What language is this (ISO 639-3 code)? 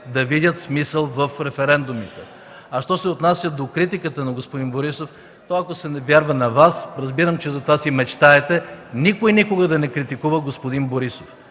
bul